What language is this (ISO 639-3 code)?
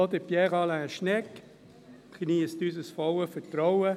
gsw